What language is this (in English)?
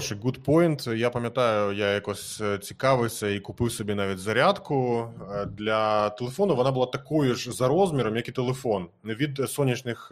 Ukrainian